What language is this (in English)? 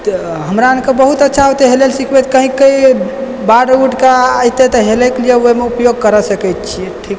Maithili